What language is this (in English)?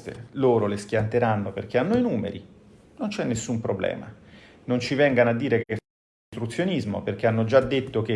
Italian